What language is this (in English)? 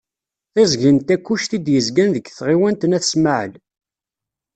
Kabyle